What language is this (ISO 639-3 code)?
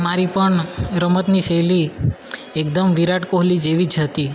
guj